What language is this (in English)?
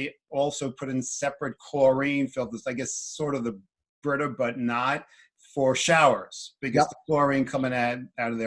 English